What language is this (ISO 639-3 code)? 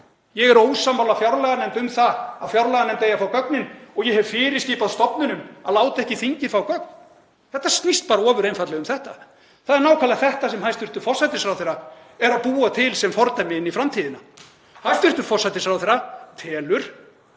isl